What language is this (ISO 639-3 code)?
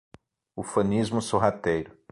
por